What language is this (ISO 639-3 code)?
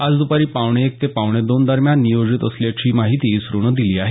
mar